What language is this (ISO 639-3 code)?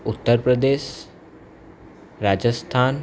guj